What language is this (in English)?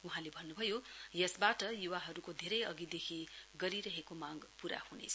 Nepali